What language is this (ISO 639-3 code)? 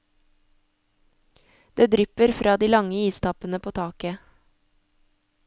nor